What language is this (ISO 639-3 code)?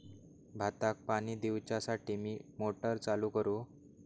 mar